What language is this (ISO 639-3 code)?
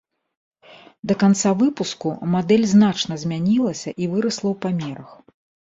bel